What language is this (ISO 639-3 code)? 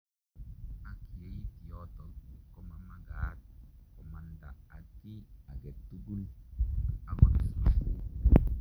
kln